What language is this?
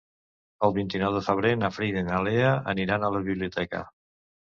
Catalan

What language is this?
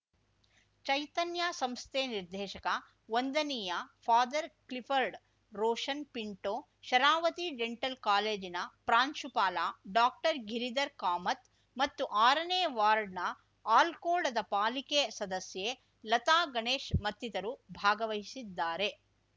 Kannada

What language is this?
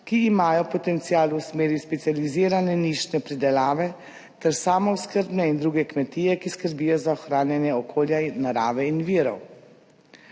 Slovenian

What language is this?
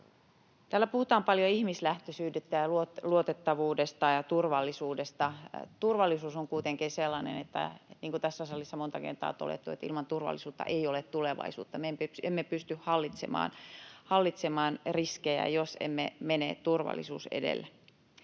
Finnish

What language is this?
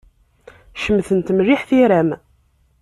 Kabyle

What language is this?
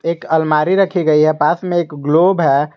Hindi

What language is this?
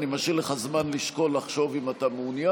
Hebrew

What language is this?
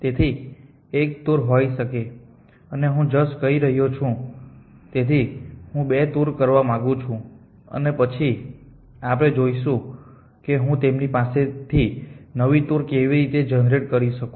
Gujarati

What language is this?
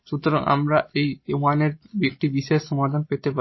Bangla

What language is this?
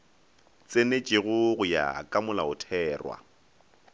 Northern Sotho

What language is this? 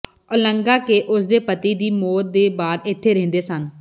Punjabi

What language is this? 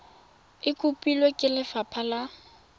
Tswana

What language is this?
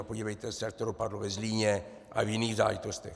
Czech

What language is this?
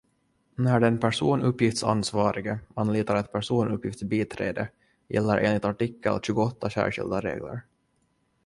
Swedish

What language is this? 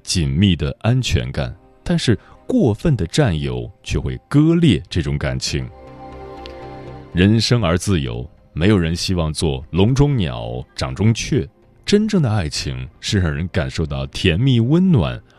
Chinese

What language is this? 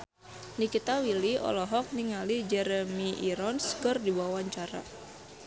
Sundanese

